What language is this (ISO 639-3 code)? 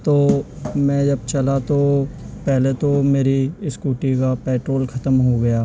urd